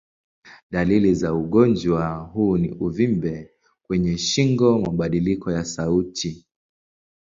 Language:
Swahili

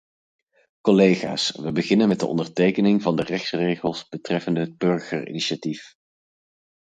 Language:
Dutch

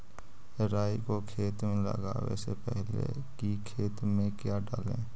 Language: Magahi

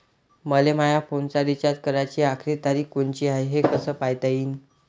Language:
Marathi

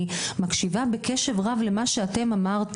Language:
Hebrew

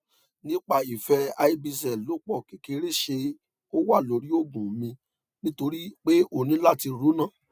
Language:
Yoruba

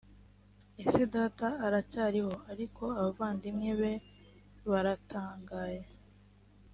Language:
Kinyarwanda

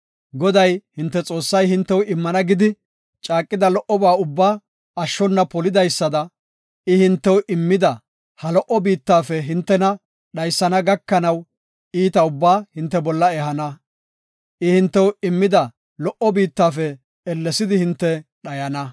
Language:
Gofa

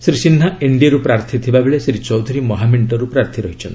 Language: Odia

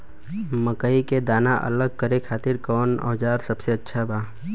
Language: Bhojpuri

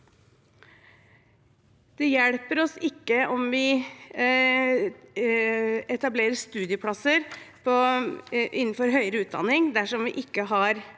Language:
Norwegian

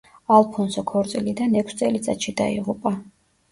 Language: Georgian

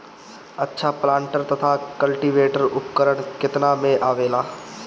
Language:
Bhojpuri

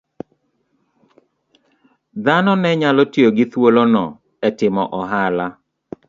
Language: Luo (Kenya and Tanzania)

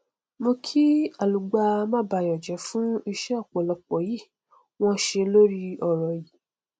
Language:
Yoruba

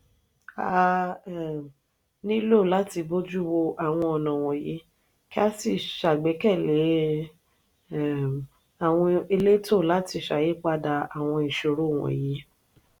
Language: Yoruba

